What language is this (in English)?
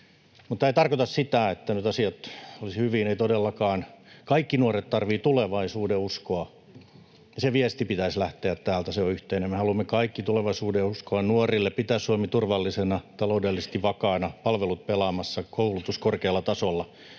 Finnish